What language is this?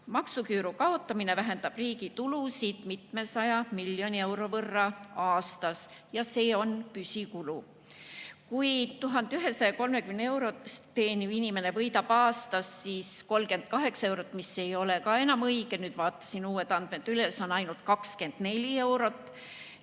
Estonian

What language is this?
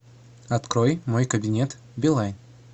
Russian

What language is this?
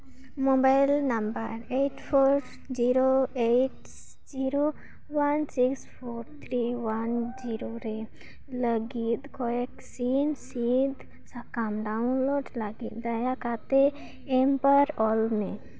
Santali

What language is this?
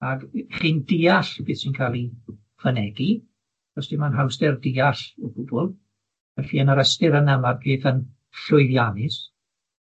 Welsh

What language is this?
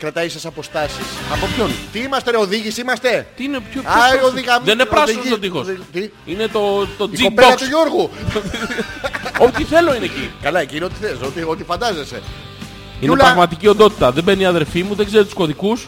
Greek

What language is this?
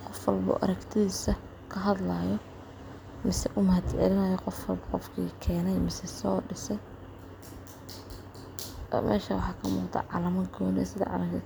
Somali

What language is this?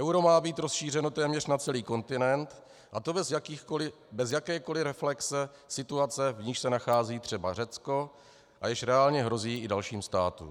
Czech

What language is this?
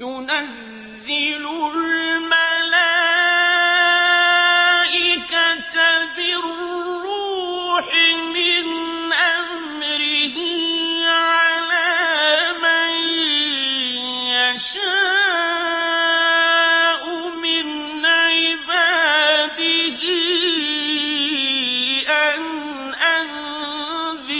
Arabic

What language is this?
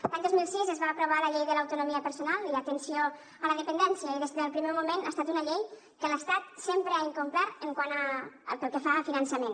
Catalan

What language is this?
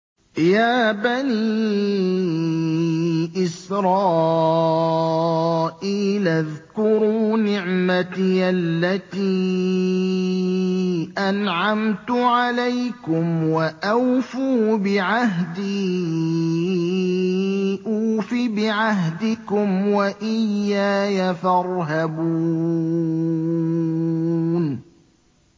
Arabic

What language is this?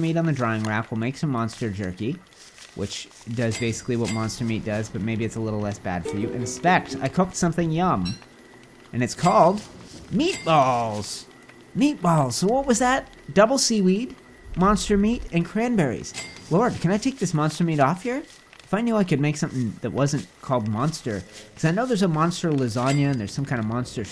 English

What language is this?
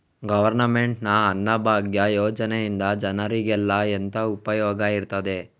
Kannada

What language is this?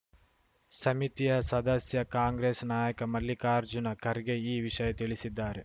Kannada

